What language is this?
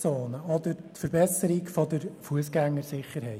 Swiss German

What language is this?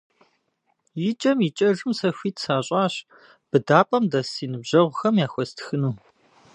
Kabardian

